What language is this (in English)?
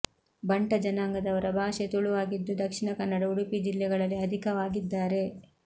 Kannada